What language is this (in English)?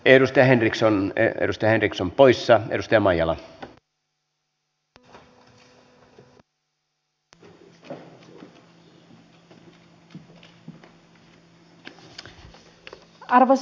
Finnish